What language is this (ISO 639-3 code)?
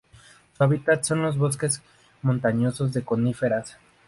spa